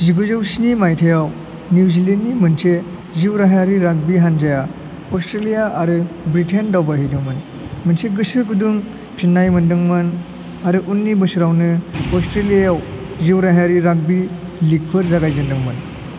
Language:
Bodo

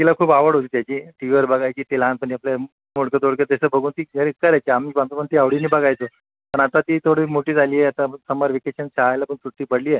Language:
Marathi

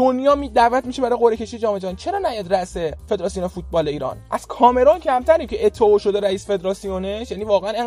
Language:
Persian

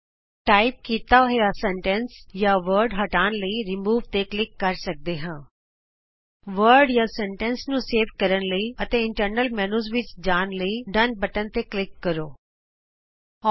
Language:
Punjabi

